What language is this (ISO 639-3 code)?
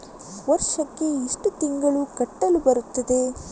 kan